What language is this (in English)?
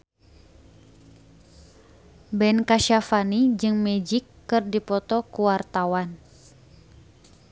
Sundanese